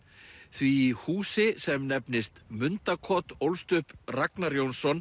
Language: Icelandic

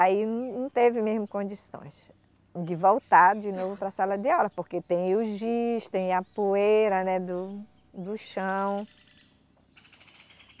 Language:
Portuguese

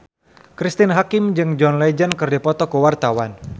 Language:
Sundanese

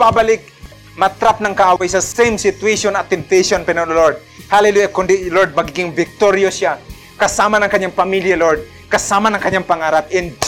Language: Filipino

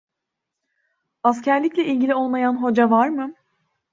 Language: Turkish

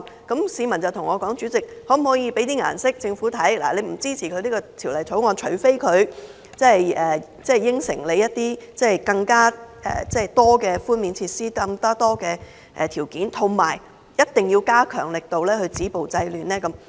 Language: Cantonese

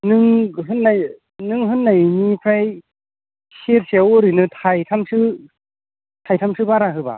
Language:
Bodo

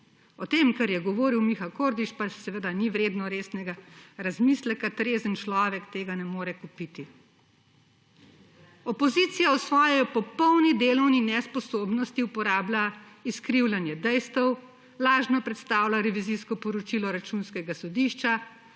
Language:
Slovenian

